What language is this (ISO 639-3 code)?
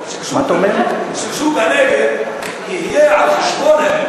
heb